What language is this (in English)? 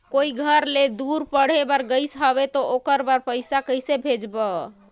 Chhattisgarhi